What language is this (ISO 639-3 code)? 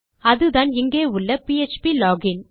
tam